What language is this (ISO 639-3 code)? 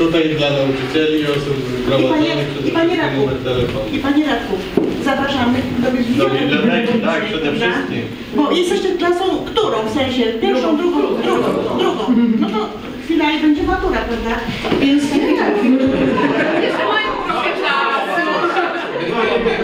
pol